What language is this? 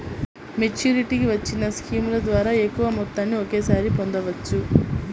Telugu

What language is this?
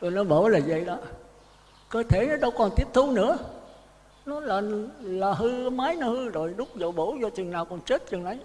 Vietnamese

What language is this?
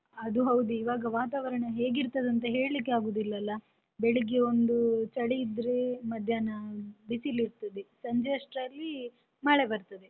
Kannada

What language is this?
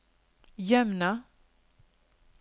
Norwegian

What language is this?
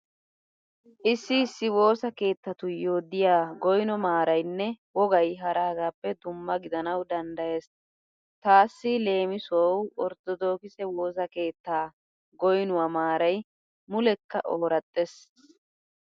Wolaytta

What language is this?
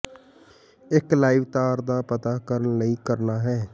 Punjabi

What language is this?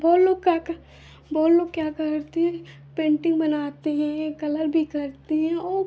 Hindi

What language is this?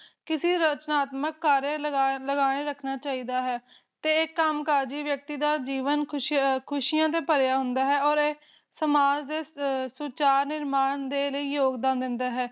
Punjabi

